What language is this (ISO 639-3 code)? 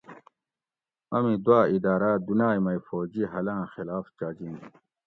gwc